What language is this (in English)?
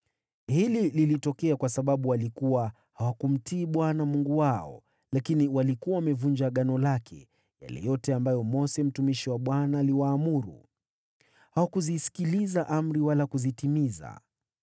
Swahili